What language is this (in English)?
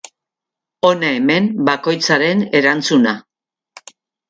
Basque